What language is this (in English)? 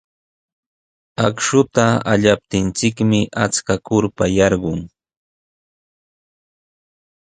Sihuas Ancash Quechua